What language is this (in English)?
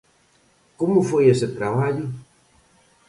Galician